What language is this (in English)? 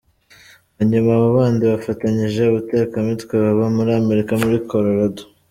Kinyarwanda